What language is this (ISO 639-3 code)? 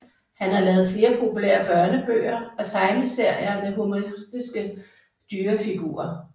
dan